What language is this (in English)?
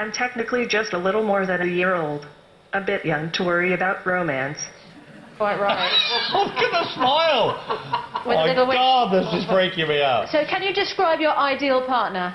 Dutch